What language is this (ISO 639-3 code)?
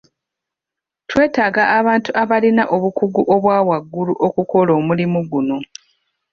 lug